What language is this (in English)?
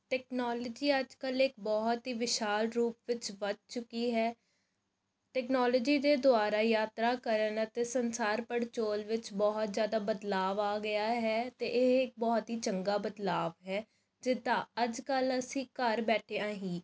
Punjabi